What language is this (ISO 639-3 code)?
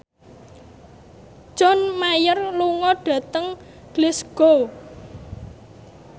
jav